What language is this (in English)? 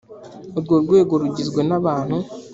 Kinyarwanda